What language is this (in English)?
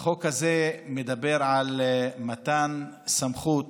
Hebrew